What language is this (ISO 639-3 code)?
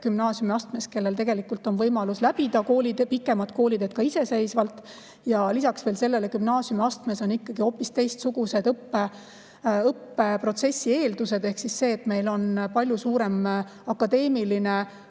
est